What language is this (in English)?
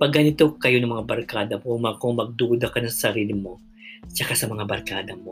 Filipino